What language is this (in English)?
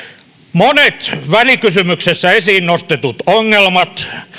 Finnish